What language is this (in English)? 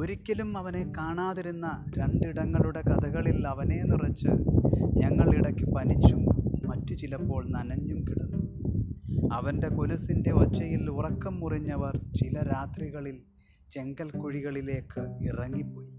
Malayalam